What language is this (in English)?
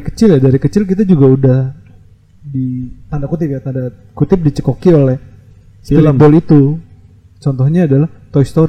Indonesian